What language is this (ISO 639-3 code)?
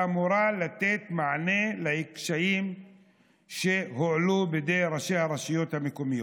heb